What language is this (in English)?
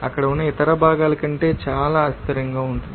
Telugu